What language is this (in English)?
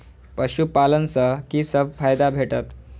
Maithili